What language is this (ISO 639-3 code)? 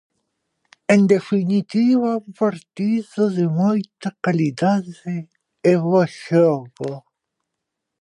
glg